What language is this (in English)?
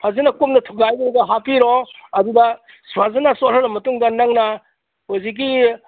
Manipuri